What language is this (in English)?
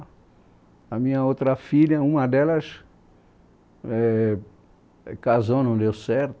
Portuguese